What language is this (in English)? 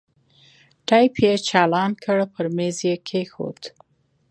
Pashto